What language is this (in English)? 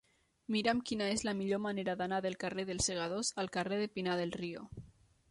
Catalan